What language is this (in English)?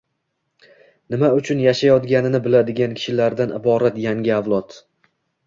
Uzbek